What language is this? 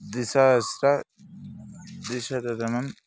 Sanskrit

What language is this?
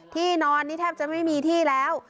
Thai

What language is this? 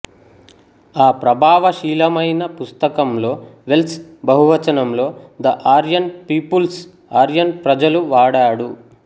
Telugu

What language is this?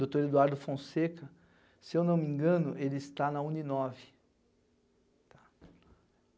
Portuguese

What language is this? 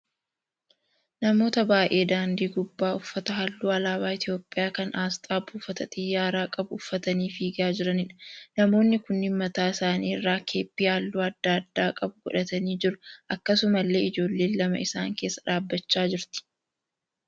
Oromo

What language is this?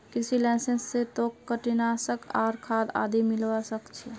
Magahi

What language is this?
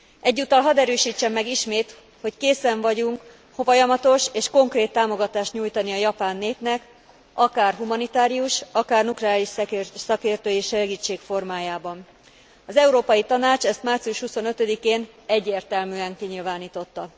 Hungarian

